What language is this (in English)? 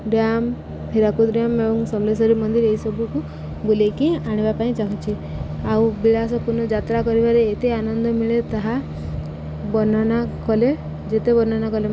Odia